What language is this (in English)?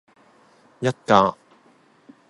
Cantonese